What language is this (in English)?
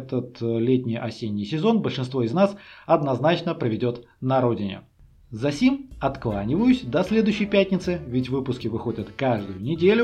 Russian